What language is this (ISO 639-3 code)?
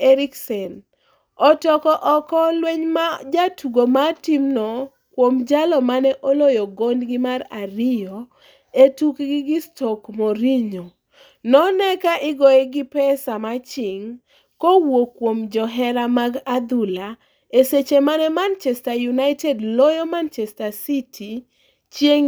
luo